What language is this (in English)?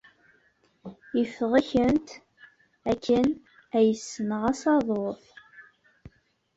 Kabyle